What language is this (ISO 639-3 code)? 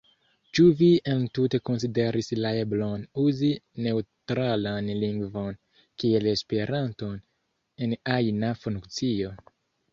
epo